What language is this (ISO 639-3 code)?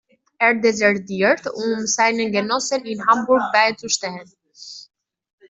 deu